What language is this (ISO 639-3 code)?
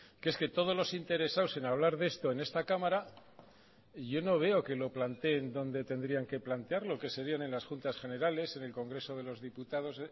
spa